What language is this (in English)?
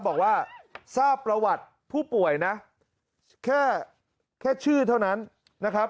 Thai